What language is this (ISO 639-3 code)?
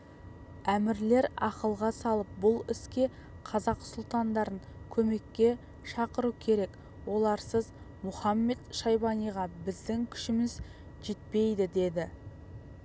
kaz